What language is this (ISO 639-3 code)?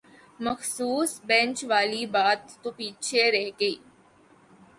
urd